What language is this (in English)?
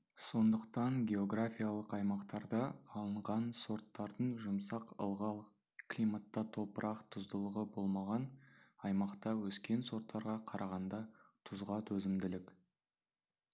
Kazakh